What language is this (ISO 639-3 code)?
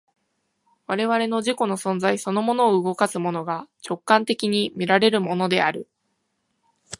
jpn